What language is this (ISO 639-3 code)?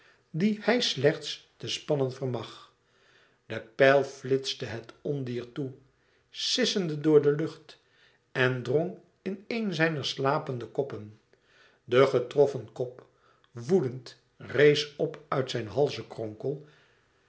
nld